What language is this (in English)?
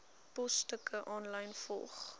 Afrikaans